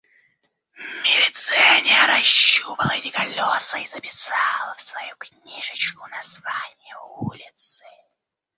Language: Russian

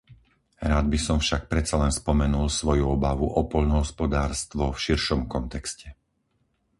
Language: Slovak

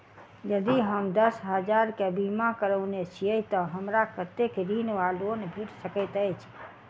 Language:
Maithili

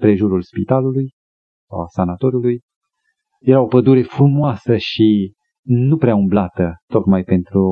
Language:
Romanian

